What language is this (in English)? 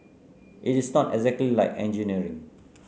English